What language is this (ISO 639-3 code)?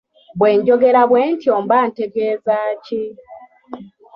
lug